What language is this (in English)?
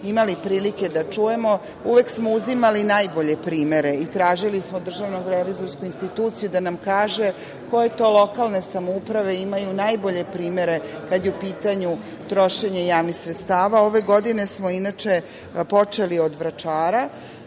Serbian